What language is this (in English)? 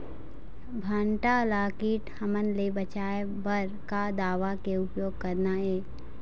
Chhattisgarhi